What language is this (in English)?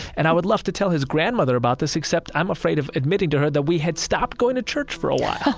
English